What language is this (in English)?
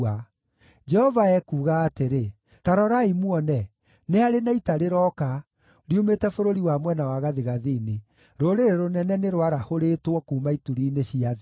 Kikuyu